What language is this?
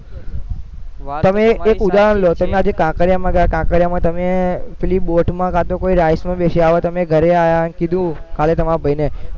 Gujarati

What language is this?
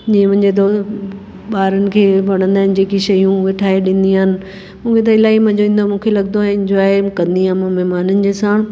Sindhi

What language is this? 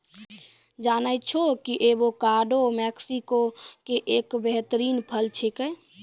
Maithili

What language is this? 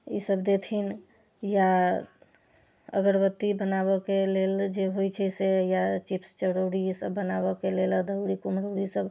Maithili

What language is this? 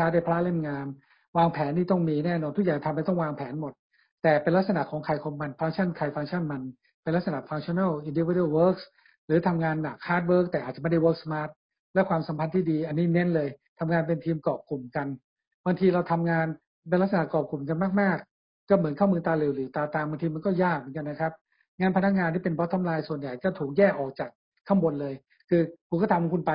Thai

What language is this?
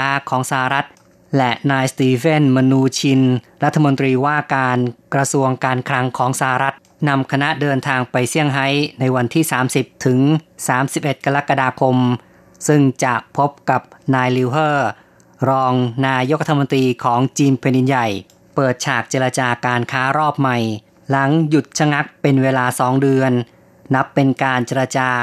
Thai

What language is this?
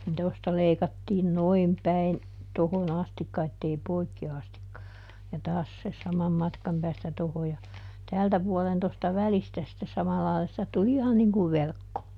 Finnish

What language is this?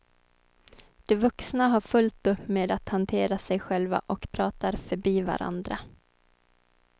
Swedish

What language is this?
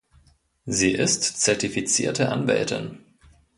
German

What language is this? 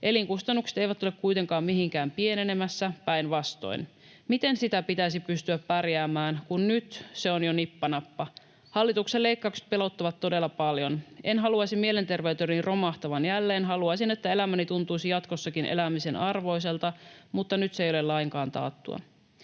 Finnish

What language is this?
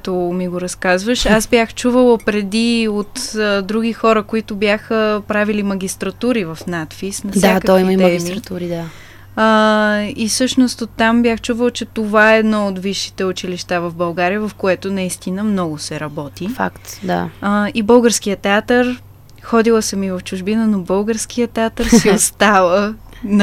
Bulgarian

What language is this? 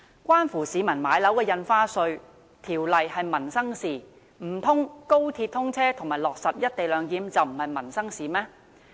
Cantonese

